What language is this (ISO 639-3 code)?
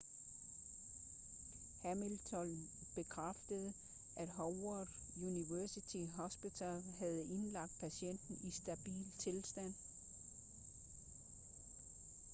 dan